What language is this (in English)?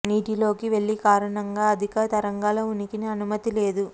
Telugu